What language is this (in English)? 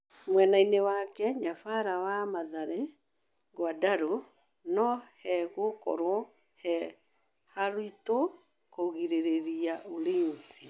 Kikuyu